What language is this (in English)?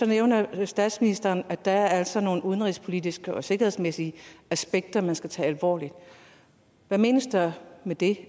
Danish